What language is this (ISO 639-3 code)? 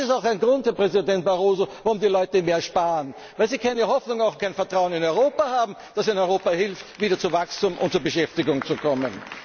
deu